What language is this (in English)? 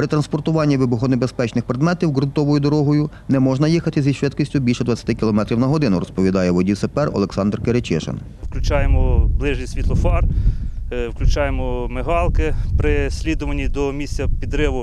Ukrainian